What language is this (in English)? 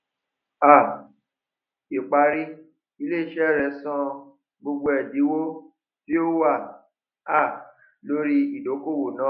Yoruba